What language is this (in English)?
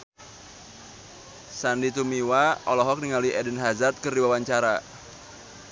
Sundanese